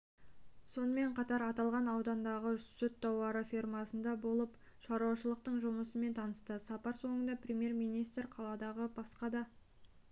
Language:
Kazakh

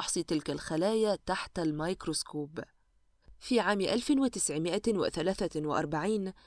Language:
Arabic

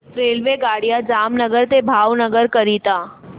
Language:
Marathi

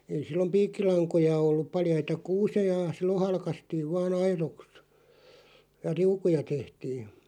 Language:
Finnish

